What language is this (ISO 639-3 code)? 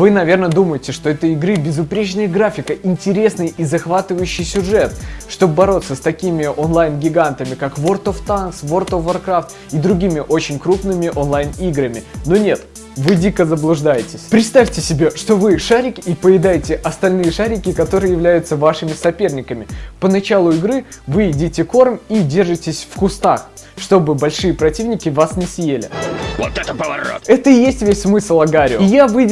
rus